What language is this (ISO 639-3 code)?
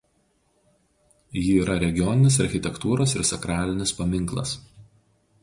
lit